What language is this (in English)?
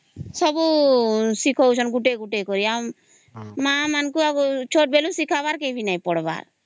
Odia